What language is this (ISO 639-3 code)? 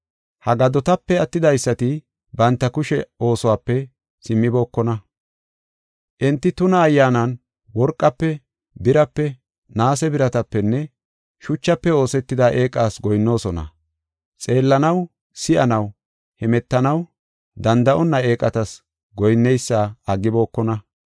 gof